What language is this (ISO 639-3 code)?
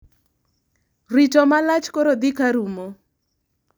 luo